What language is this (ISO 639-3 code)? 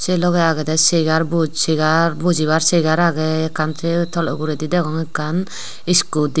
ccp